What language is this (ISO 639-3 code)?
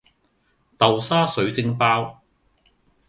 yue